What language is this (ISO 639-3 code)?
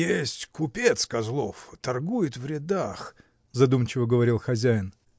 rus